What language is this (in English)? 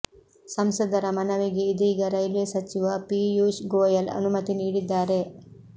Kannada